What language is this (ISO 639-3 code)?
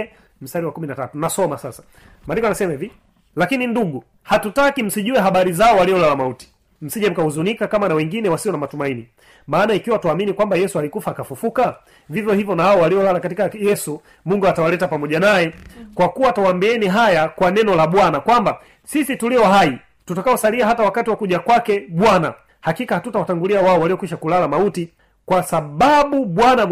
swa